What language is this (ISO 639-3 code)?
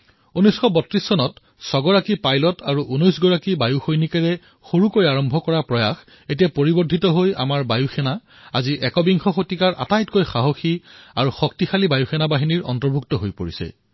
asm